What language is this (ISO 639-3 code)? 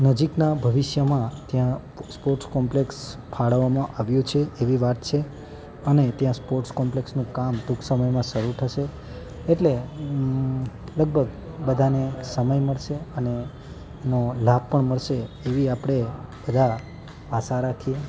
guj